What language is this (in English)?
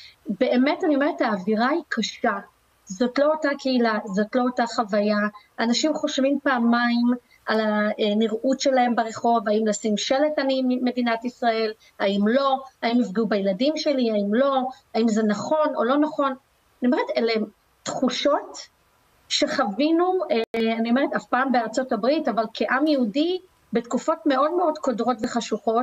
Hebrew